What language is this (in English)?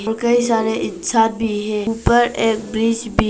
Hindi